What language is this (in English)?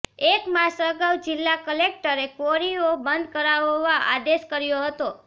Gujarati